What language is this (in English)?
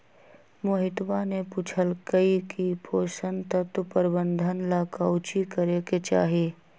Magahi